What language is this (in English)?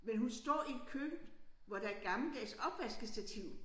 Danish